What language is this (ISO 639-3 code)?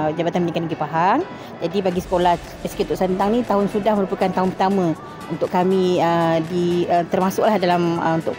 msa